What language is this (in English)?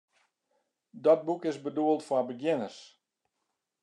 Western Frisian